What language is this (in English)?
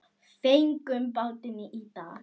Icelandic